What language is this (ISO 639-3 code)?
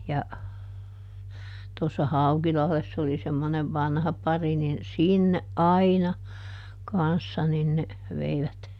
fin